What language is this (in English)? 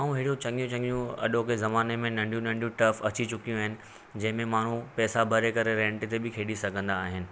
Sindhi